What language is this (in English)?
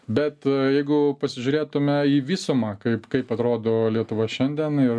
Lithuanian